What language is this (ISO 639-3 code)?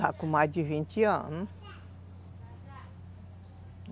por